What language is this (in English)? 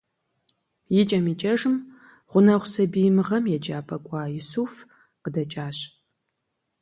Kabardian